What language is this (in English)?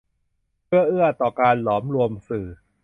Thai